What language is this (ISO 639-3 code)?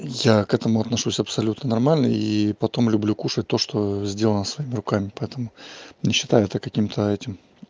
rus